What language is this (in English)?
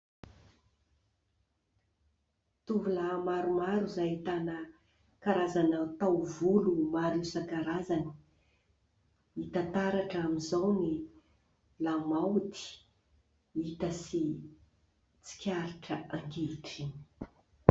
Malagasy